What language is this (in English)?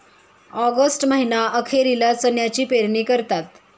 Marathi